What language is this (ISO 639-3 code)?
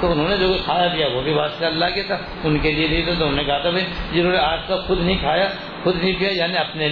urd